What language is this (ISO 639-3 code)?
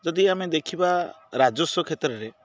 ori